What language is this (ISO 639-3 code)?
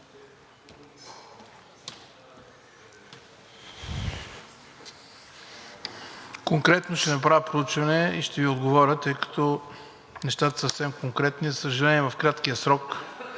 bul